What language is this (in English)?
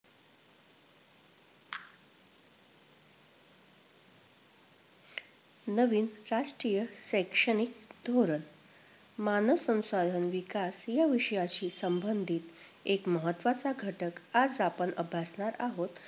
Marathi